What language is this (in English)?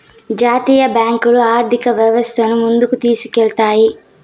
Telugu